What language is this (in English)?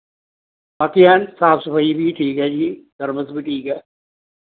Punjabi